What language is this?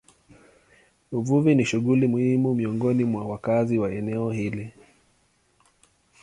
Swahili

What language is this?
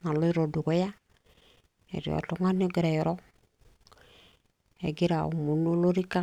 Masai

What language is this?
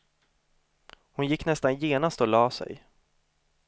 Swedish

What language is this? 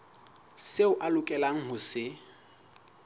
Southern Sotho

